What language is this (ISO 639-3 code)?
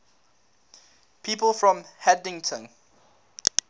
eng